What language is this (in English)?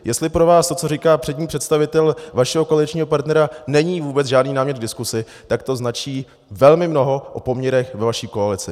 Czech